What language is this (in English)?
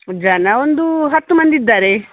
Kannada